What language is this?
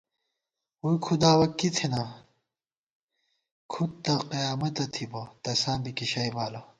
Gawar-Bati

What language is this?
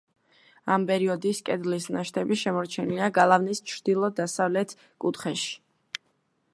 Georgian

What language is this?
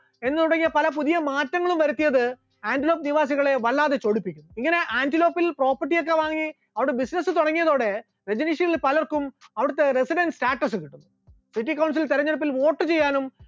Malayalam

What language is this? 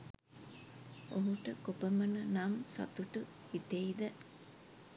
Sinhala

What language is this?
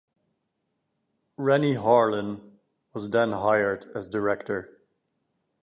English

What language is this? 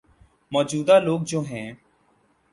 Urdu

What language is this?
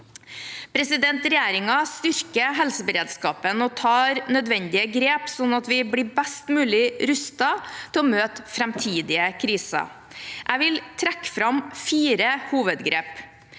Norwegian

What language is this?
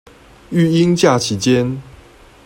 Chinese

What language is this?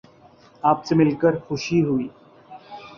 Urdu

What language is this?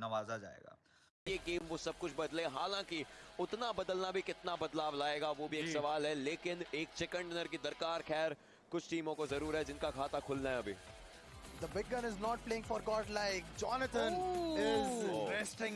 Hindi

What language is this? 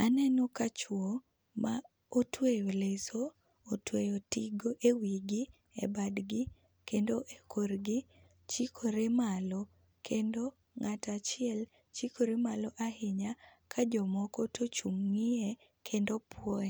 Luo (Kenya and Tanzania)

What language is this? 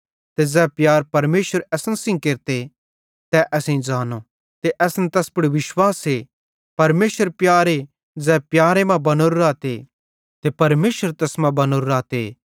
Bhadrawahi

